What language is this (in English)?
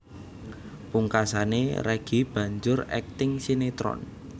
Javanese